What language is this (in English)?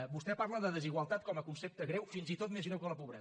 Catalan